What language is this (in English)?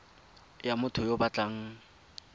Tswana